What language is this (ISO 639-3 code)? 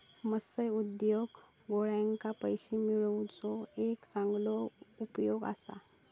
mar